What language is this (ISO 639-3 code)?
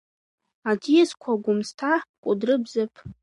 abk